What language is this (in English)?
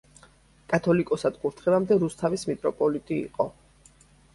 Georgian